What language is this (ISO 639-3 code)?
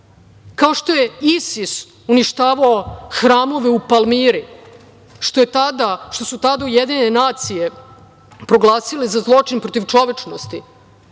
srp